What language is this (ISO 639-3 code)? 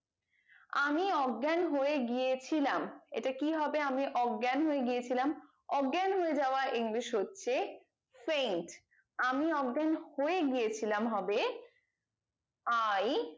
ben